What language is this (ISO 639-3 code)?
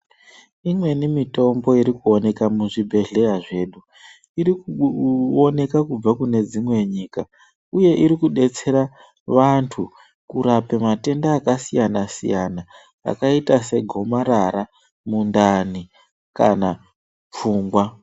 ndc